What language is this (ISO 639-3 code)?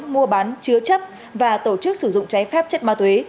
vie